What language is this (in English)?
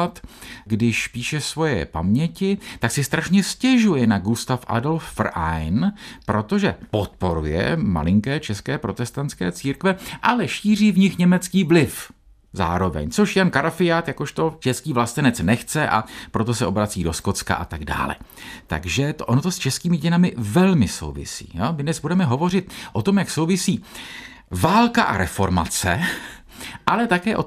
Czech